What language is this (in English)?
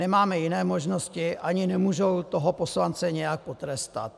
Czech